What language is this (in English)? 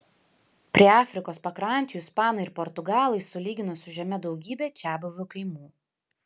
Lithuanian